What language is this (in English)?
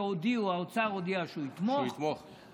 Hebrew